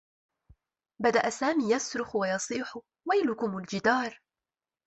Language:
Arabic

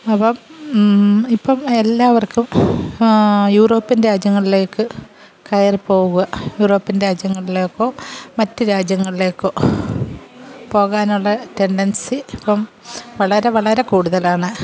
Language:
Malayalam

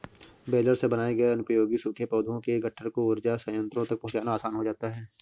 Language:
Hindi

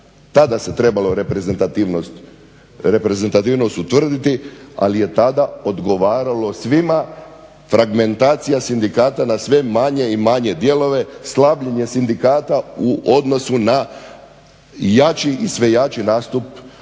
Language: Croatian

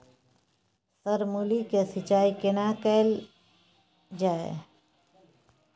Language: Maithili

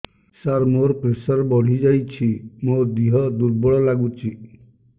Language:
Odia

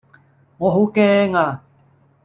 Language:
Cantonese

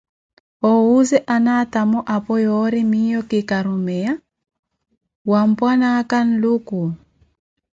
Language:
Koti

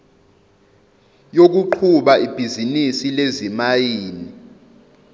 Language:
Zulu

